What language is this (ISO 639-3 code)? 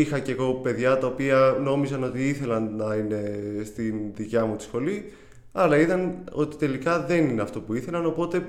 ell